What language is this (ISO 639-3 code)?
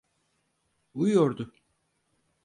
tur